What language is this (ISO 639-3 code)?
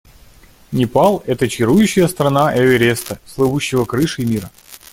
rus